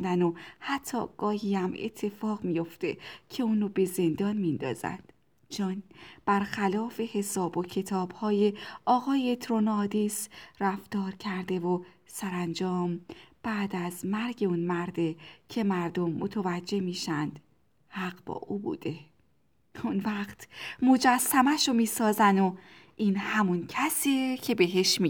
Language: Persian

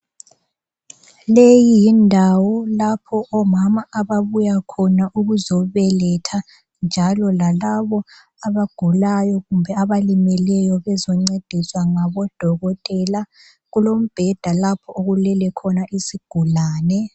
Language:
North Ndebele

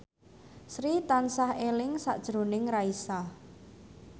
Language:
Javanese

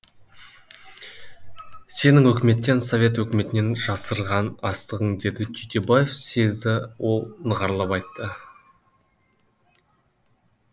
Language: Kazakh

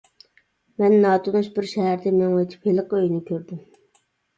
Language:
Uyghur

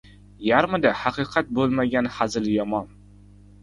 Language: Uzbek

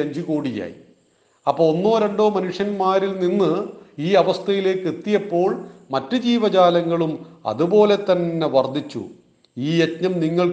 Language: Malayalam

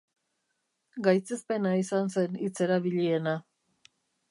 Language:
Basque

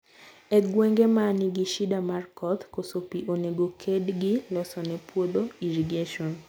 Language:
Luo (Kenya and Tanzania)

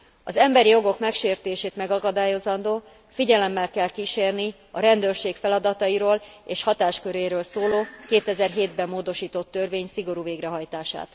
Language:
Hungarian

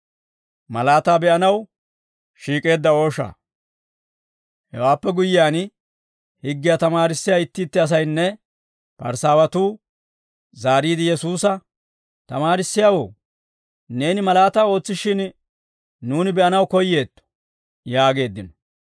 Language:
Dawro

